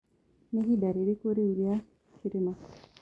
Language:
Kikuyu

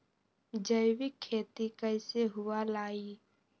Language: Magahi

